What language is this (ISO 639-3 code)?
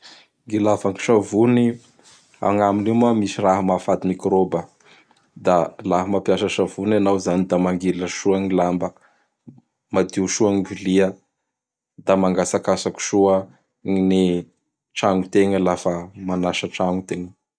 bhr